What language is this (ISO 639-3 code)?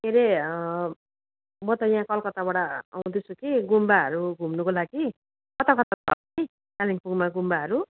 nep